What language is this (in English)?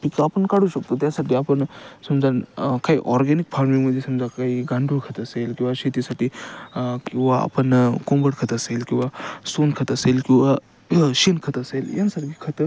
Marathi